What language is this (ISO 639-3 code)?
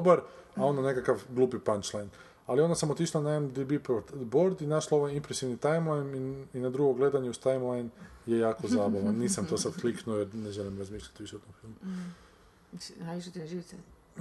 hrv